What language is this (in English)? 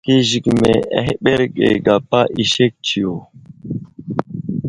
Wuzlam